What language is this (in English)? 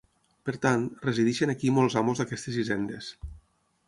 Catalan